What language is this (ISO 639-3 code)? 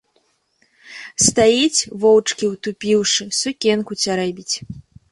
bel